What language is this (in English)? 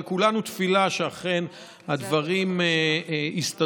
Hebrew